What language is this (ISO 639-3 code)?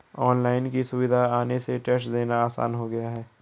hin